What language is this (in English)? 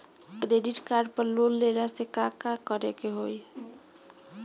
Bhojpuri